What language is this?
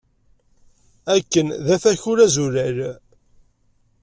Kabyle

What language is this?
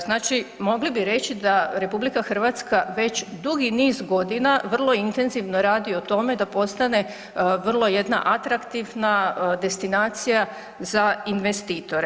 Croatian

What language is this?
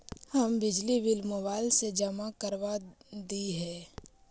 Magahi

